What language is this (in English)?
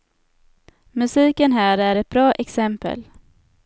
Swedish